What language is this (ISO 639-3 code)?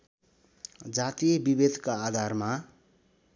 nep